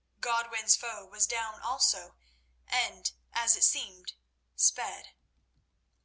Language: English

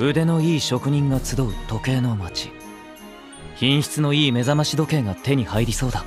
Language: Japanese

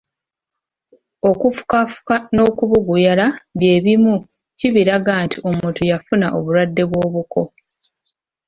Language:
Ganda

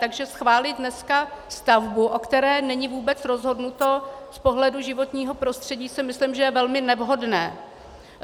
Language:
Czech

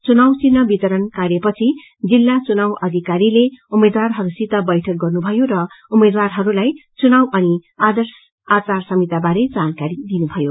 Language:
Nepali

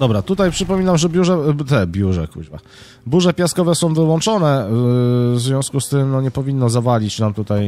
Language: Polish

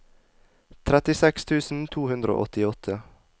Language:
Norwegian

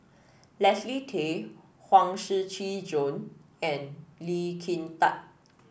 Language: English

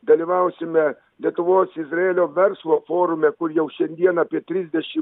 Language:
Lithuanian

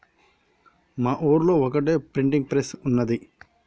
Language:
Telugu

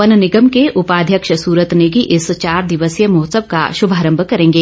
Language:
Hindi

